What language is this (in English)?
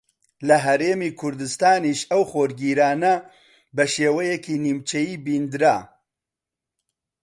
Central Kurdish